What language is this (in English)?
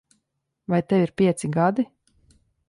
Latvian